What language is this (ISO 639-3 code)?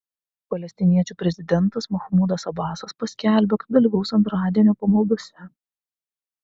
lit